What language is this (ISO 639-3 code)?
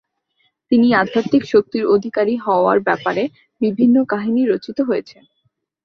ben